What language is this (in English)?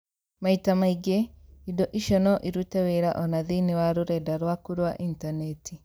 Kikuyu